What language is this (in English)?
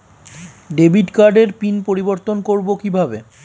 Bangla